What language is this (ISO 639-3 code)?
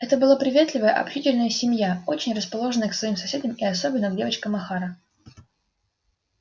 rus